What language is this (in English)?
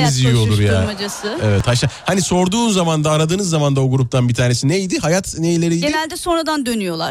Turkish